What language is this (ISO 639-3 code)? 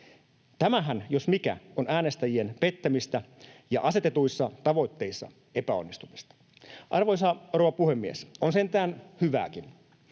fin